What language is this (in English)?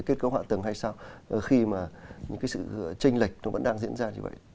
Vietnamese